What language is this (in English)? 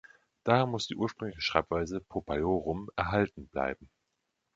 German